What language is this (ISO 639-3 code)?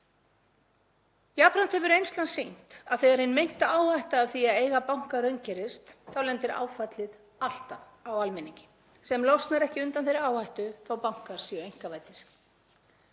isl